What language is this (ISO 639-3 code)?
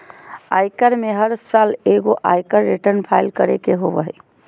mag